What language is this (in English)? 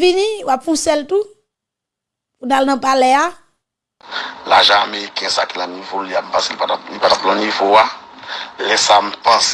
French